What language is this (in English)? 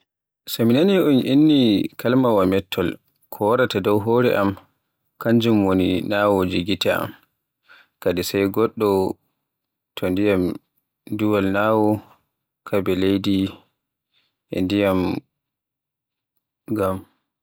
Borgu Fulfulde